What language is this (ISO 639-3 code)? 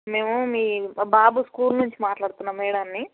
tel